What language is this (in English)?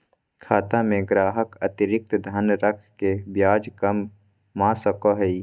Magahi